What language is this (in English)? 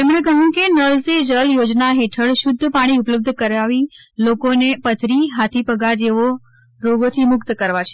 Gujarati